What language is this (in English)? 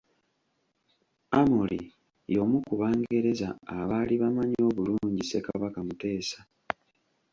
Ganda